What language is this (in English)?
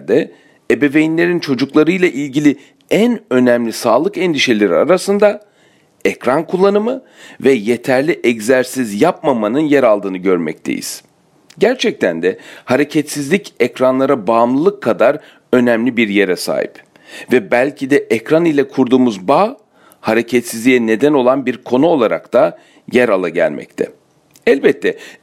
Turkish